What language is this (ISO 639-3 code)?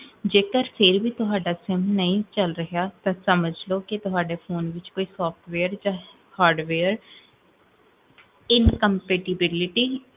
pan